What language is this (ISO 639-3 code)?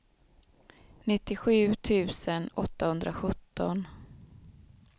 swe